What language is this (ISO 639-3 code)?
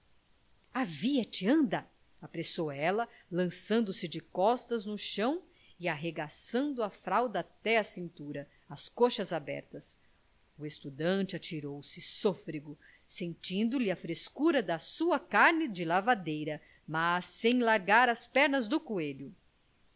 por